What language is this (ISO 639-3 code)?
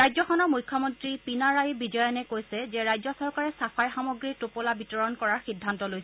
asm